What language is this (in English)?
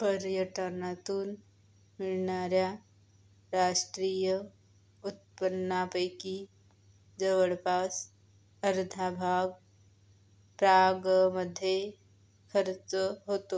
Marathi